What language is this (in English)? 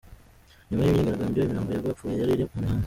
Kinyarwanda